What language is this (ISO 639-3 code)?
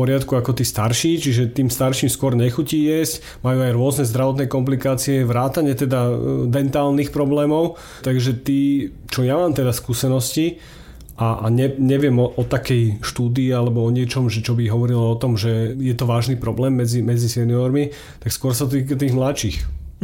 slk